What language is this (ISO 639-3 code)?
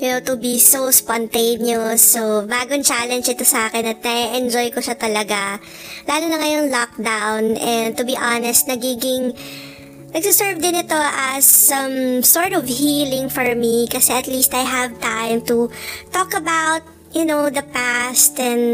fil